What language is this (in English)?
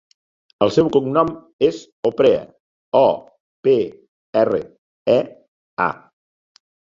Catalan